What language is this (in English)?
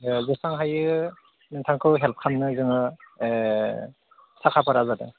Bodo